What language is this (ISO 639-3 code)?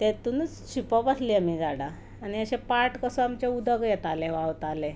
kok